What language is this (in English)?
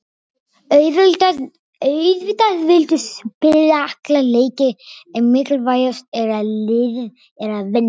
Icelandic